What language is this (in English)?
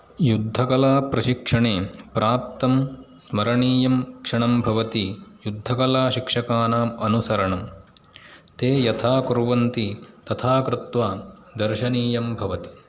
Sanskrit